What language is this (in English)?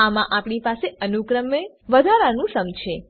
Gujarati